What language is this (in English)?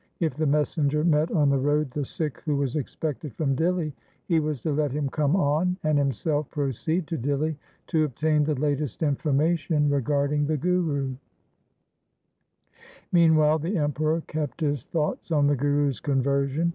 English